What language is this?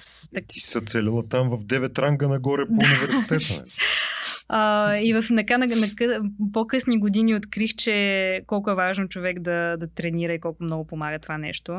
Bulgarian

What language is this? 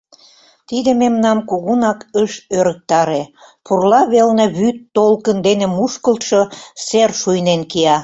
Mari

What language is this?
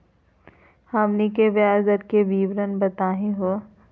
Magahi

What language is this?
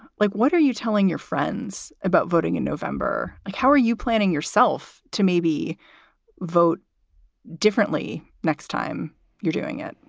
English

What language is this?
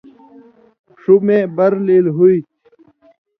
Indus Kohistani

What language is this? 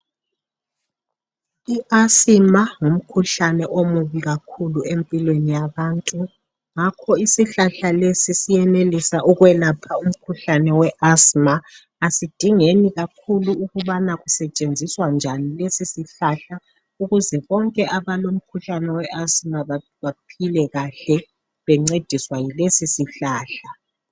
North Ndebele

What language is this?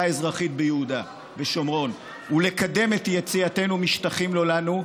Hebrew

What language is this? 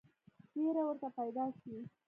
Pashto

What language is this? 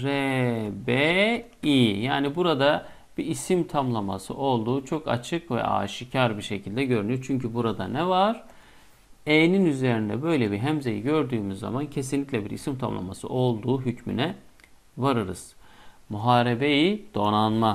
Turkish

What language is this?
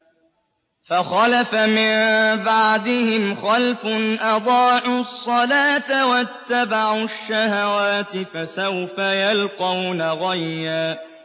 Arabic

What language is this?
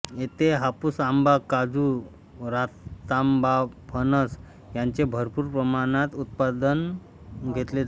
Marathi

